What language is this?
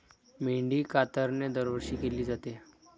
Marathi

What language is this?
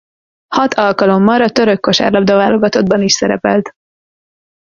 Hungarian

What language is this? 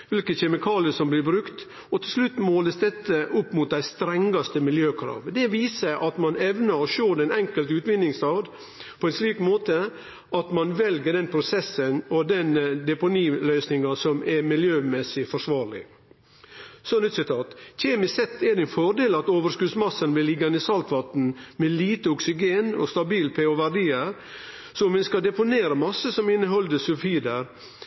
Norwegian Nynorsk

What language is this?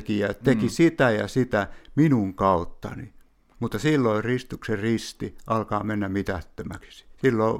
Finnish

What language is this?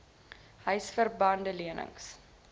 Afrikaans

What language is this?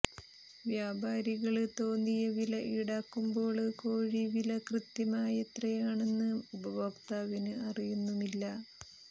Malayalam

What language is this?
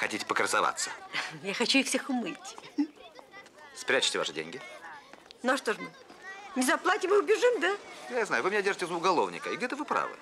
Russian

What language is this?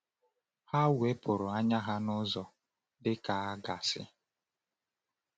Igbo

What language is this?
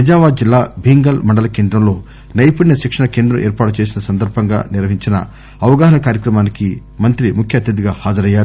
Telugu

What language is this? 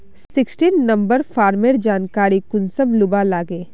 Magahi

